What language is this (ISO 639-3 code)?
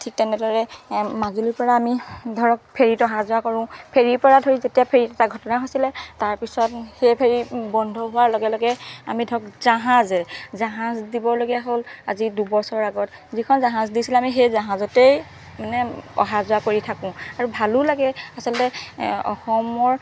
asm